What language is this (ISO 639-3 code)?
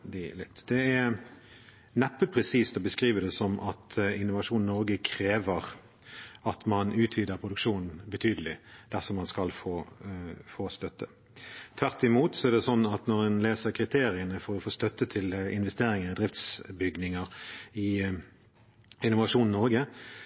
nob